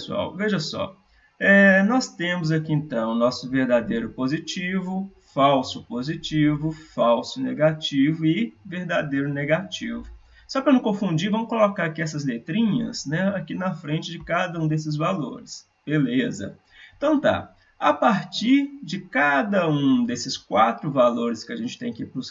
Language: Portuguese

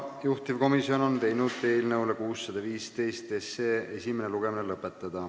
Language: Estonian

